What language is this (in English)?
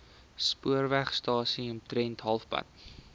Afrikaans